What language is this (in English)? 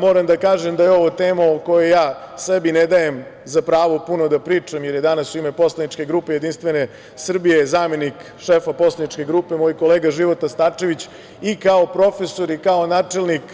Serbian